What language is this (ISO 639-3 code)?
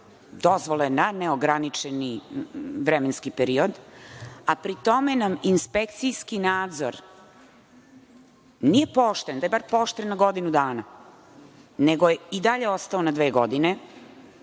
srp